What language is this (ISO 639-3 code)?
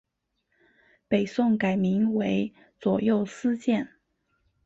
zho